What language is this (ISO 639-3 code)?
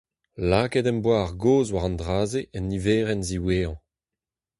bre